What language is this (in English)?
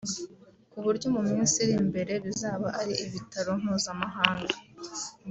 Kinyarwanda